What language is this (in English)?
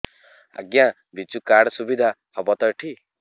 Odia